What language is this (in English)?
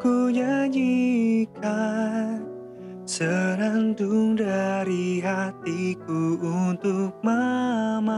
Indonesian